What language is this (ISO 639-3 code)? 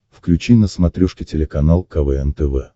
rus